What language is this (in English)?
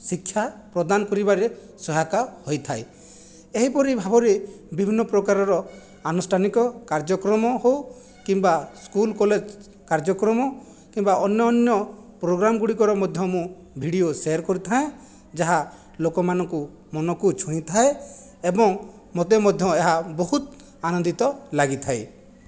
Odia